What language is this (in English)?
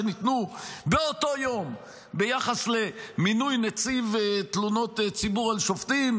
Hebrew